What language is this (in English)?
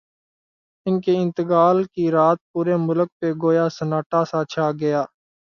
Urdu